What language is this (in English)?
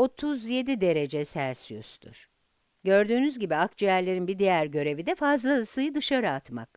Turkish